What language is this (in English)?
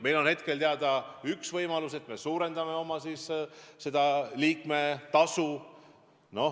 Estonian